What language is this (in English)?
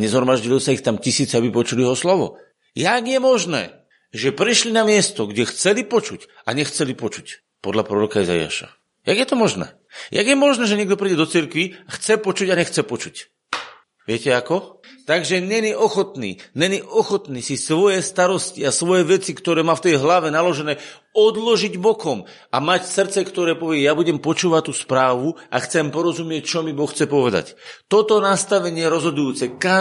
Slovak